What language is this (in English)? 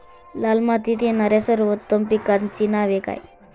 Marathi